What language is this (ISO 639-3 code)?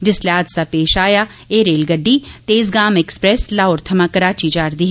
doi